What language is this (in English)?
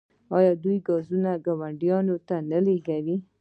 Pashto